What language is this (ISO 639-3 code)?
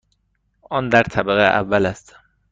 fas